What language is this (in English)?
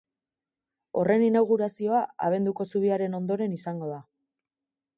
Basque